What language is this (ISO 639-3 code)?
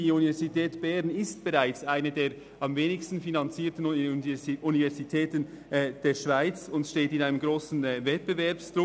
gsw